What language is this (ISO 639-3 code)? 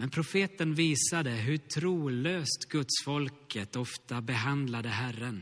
swe